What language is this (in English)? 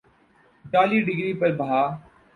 Urdu